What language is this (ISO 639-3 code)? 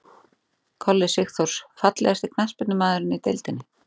isl